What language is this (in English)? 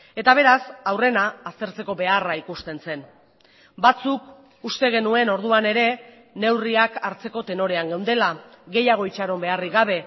Basque